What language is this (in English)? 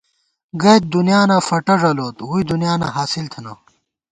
Gawar-Bati